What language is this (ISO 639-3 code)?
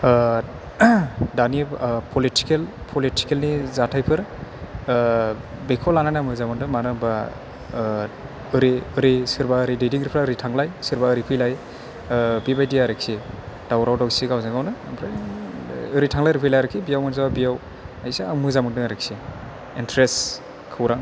brx